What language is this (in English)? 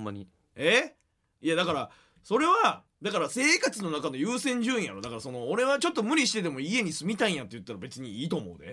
Japanese